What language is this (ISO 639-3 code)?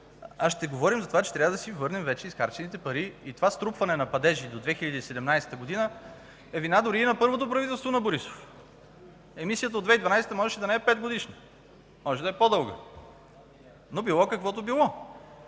bul